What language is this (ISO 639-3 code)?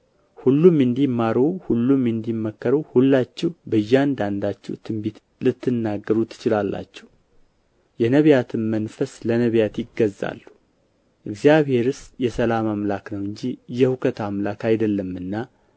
amh